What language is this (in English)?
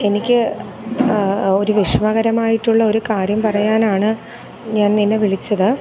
Malayalam